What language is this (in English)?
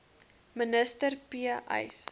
Afrikaans